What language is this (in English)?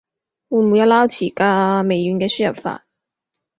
Cantonese